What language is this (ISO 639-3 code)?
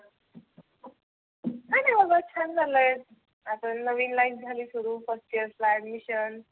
mar